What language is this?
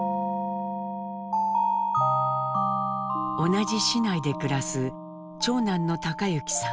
Japanese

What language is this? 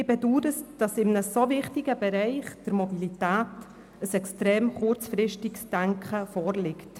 Swiss German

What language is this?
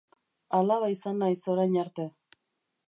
Basque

